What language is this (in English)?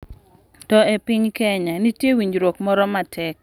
Luo (Kenya and Tanzania)